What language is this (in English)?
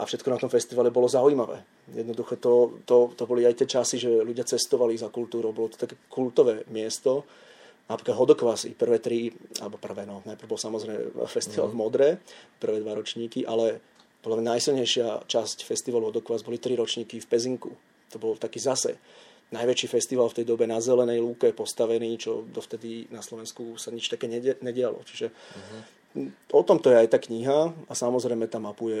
Slovak